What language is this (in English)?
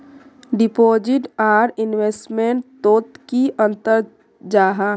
Magahi